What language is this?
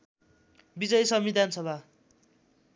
Nepali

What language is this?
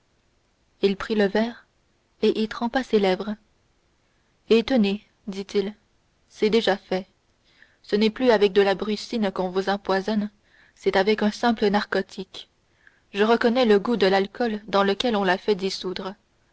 French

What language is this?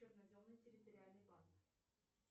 Russian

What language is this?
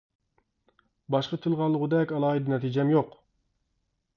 Uyghur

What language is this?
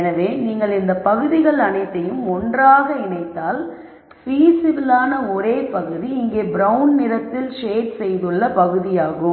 Tamil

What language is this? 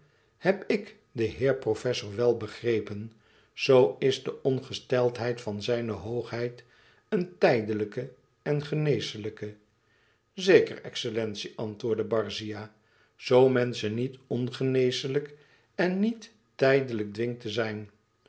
Dutch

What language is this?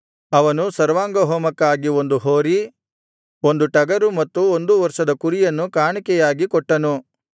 Kannada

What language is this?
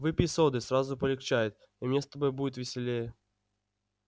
Russian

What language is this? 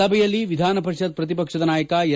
Kannada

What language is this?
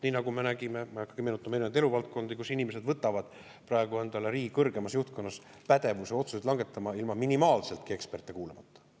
Estonian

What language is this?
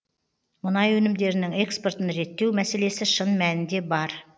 Kazakh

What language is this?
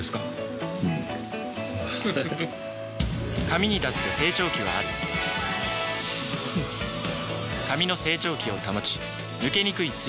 Japanese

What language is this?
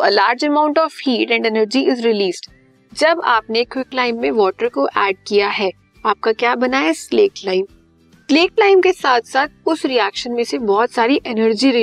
Hindi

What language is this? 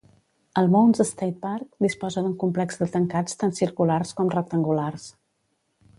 Catalan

